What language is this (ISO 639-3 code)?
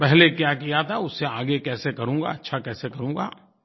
hin